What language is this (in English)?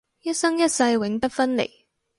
Cantonese